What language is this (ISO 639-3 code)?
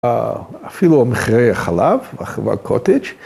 heb